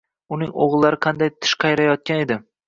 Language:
Uzbek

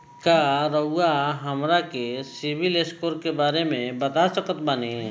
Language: Bhojpuri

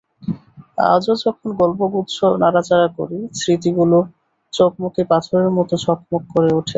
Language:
Bangla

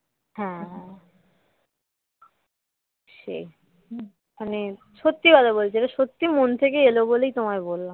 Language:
Bangla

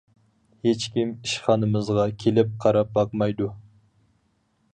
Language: Uyghur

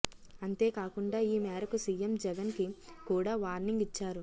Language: Telugu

